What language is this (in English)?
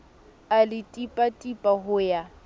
Southern Sotho